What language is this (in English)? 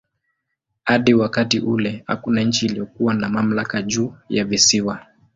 Swahili